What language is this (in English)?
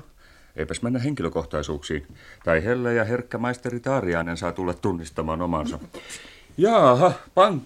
Finnish